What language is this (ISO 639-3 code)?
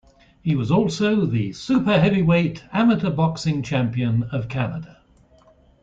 eng